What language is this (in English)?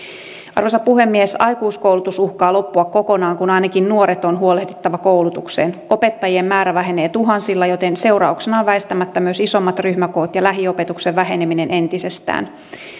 Finnish